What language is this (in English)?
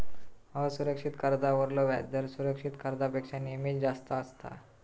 Marathi